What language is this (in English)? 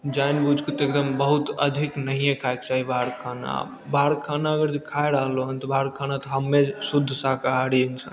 Maithili